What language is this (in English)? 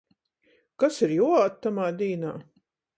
Latgalian